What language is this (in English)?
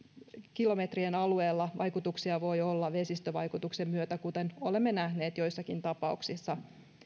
Finnish